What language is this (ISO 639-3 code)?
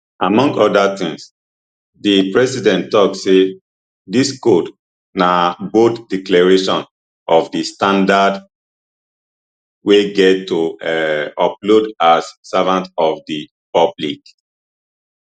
pcm